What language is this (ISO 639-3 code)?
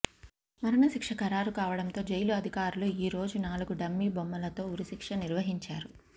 tel